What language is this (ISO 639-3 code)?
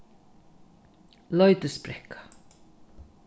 fao